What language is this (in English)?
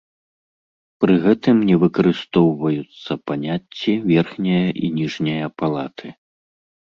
Belarusian